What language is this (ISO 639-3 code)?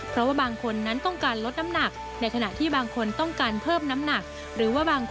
tha